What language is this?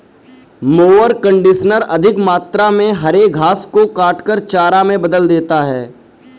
Hindi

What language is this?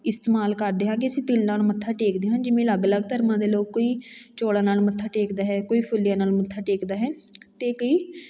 Punjabi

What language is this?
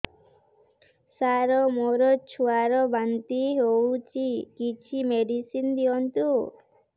Odia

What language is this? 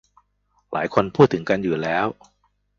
Thai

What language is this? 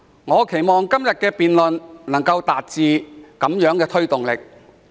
Cantonese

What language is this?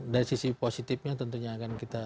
Indonesian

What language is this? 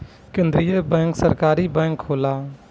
Bhojpuri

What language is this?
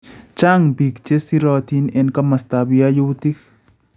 Kalenjin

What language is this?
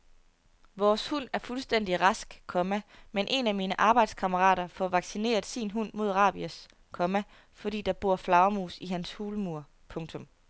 Danish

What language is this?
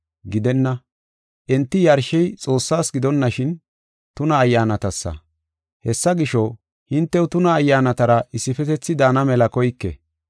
Gofa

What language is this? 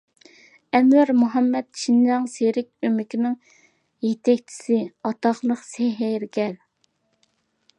Uyghur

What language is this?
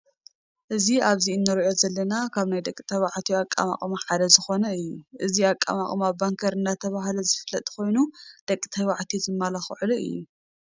Tigrinya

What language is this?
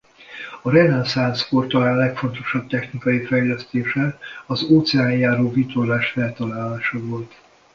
Hungarian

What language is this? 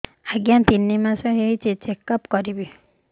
Odia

